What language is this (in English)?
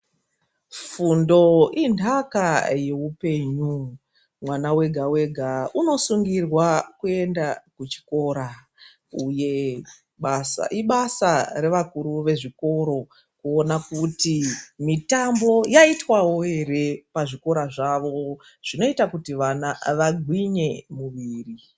Ndau